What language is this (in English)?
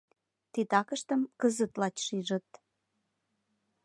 Mari